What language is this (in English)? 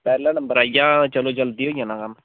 Dogri